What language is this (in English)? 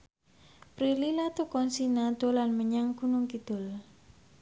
Javanese